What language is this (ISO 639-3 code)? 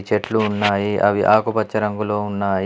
tel